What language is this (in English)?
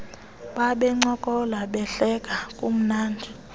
Xhosa